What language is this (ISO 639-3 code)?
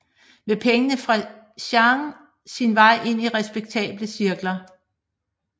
dan